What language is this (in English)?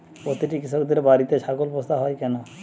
Bangla